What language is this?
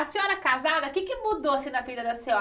Portuguese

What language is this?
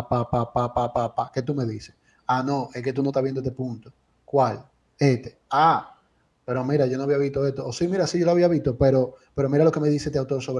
Spanish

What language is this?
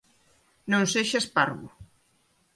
Galician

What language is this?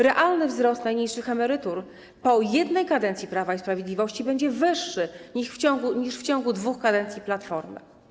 Polish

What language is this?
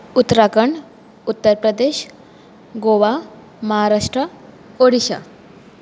Konkani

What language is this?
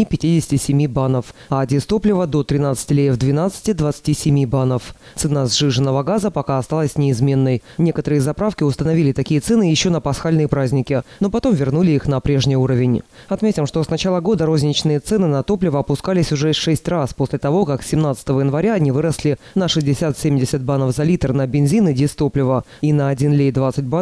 Russian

